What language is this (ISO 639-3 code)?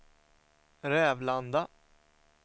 swe